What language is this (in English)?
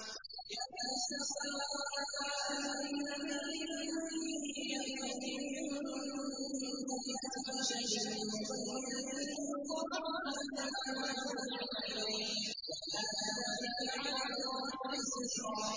Arabic